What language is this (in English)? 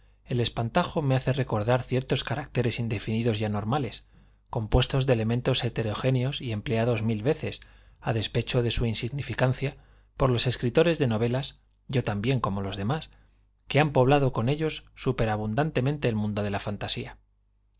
Spanish